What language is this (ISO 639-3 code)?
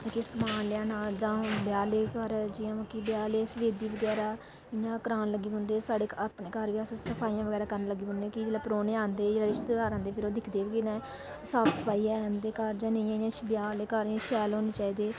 doi